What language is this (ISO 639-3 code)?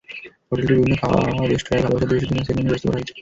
ben